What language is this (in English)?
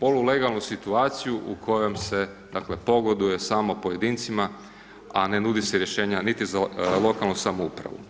Croatian